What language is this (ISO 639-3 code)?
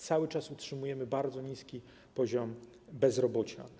pol